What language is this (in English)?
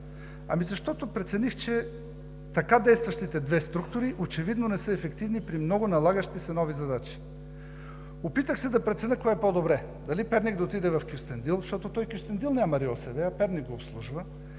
Bulgarian